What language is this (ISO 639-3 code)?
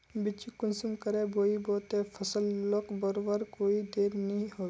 mag